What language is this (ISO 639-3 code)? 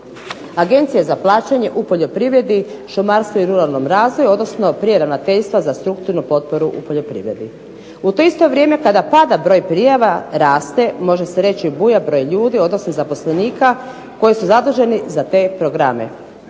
hrv